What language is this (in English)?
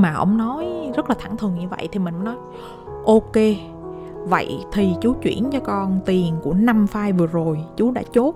Vietnamese